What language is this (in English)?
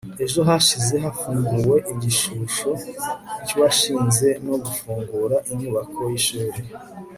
Kinyarwanda